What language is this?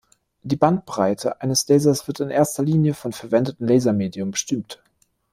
German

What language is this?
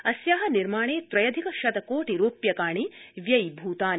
Sanskrit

